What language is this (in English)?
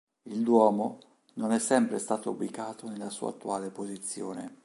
Italian